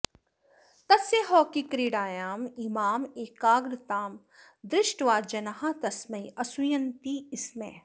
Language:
Sanskrit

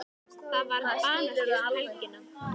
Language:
Icelandic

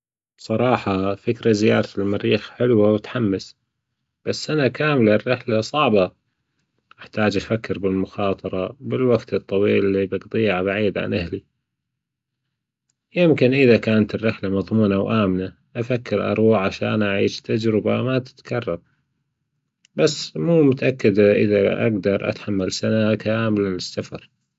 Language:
Gulf Arabic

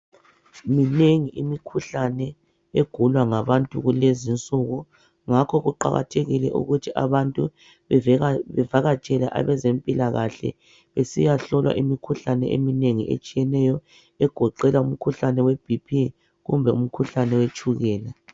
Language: North Ndebele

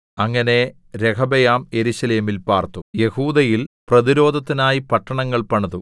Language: Malayalam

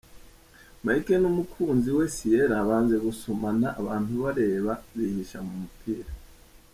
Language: Kinyarwanda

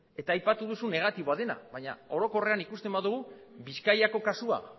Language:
Basque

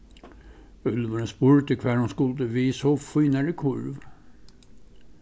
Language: Faroese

